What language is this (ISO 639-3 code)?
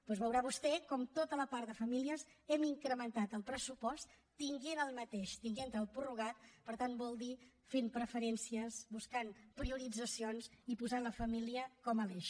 cat